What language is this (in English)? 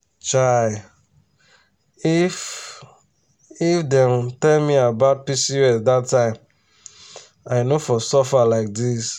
Nigerian Pidgin